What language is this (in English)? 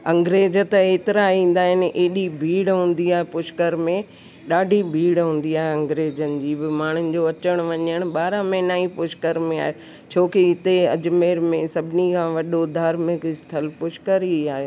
Sindhi